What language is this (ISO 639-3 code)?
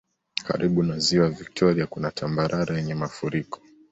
swa